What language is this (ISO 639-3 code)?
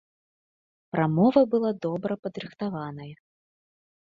bel